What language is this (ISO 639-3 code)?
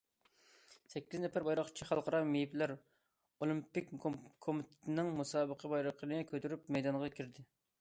uig